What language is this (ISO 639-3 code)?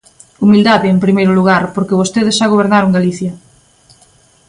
glg